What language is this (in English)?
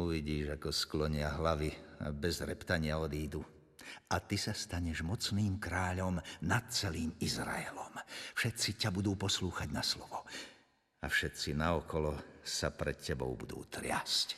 Slovak